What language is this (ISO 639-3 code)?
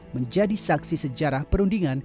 ind